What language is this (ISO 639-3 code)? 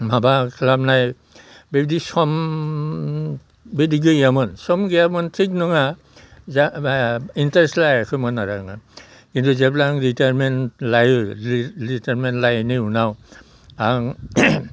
brx